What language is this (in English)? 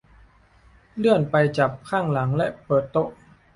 Thai